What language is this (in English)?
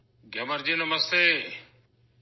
Urdu